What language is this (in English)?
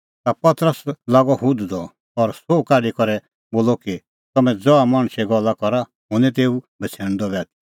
Kullu Pahari